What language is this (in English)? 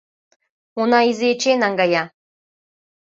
Mari